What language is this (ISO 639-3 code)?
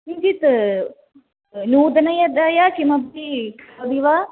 san